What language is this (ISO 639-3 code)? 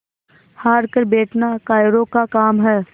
hin